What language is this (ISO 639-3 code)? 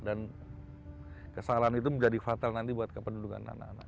ind